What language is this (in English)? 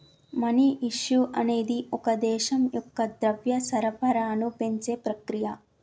Telugu